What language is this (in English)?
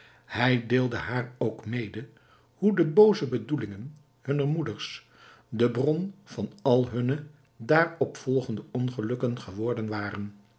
Dutch